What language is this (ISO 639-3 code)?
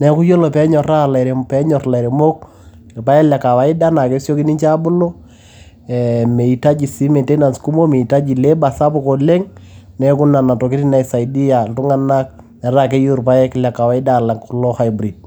mas